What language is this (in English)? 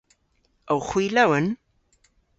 Cornish